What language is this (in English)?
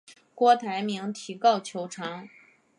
Chinese